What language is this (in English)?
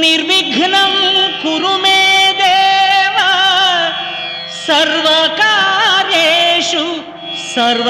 Telugu